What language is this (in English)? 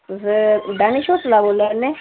Dogri